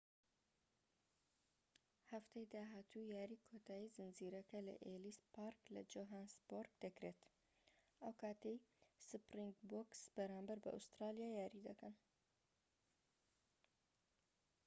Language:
Central Kurdish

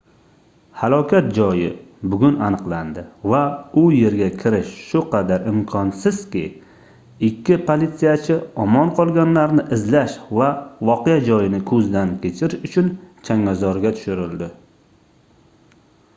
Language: Uzbek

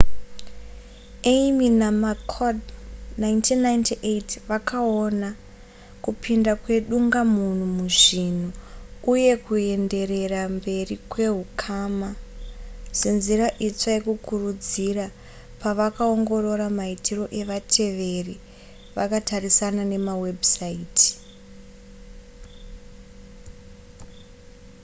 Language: Shona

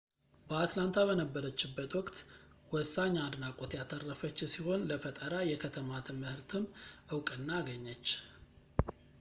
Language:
Amharic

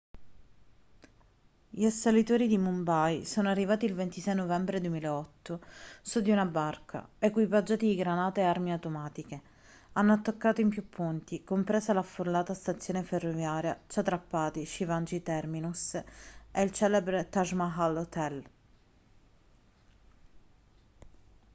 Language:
Italian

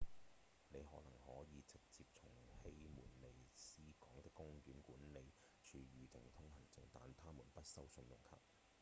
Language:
Cantonese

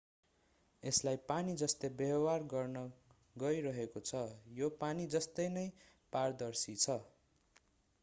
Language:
Nepali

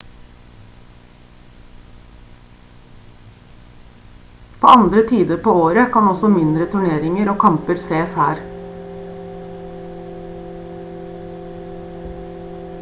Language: Norwegian Bokmål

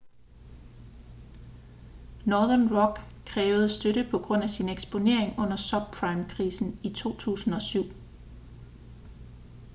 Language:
Danish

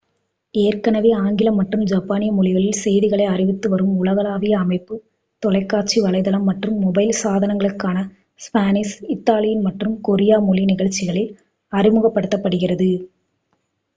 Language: Tamil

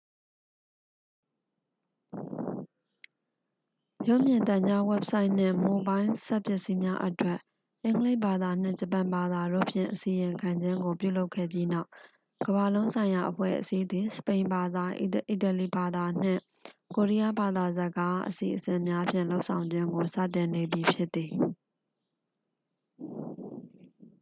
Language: Burmese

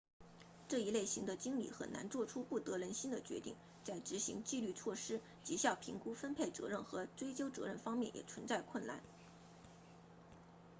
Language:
Chinese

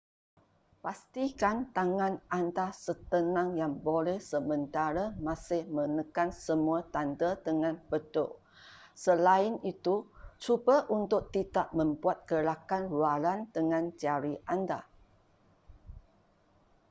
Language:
Malay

